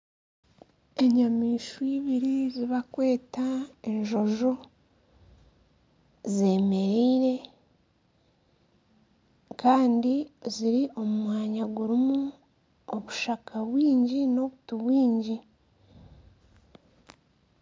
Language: Nyankole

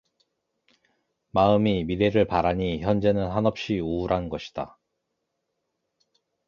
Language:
Korean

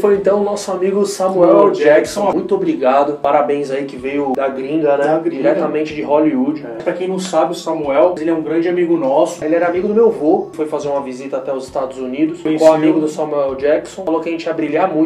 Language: Portuguese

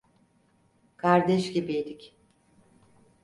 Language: Turkish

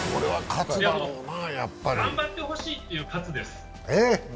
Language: Japanese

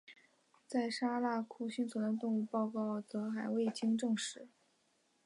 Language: Chinese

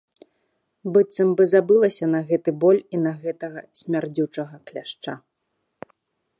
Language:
Belarusian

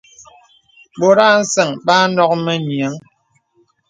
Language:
Bebele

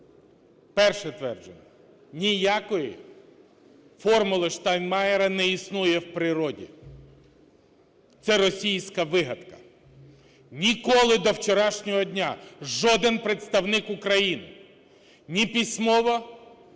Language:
Ukrainian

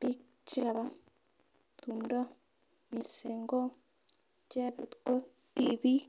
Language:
Kalenjin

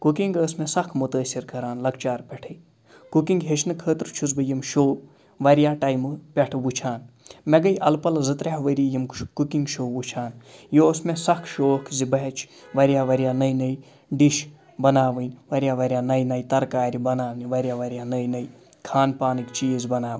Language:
Kashmiri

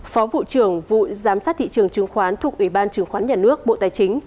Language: Vietnamese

